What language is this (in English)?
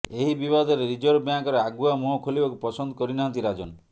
Odia